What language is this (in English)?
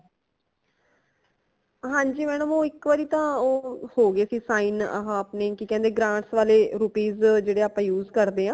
Punjabi